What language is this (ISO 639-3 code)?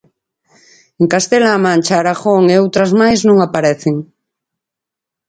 glg